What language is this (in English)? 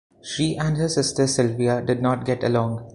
English